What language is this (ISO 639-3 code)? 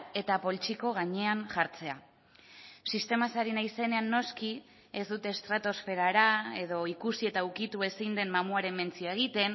eus